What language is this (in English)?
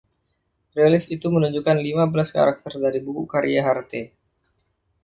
Indonesian